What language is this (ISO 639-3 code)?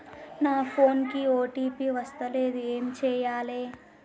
tel